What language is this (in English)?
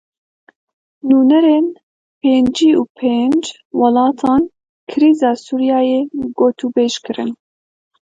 Kurdish